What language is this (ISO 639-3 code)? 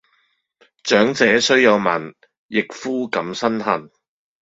yue